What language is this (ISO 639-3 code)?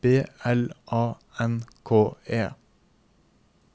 nor